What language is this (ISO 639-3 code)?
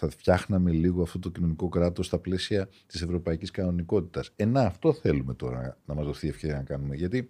ell